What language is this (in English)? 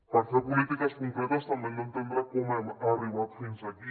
Catalan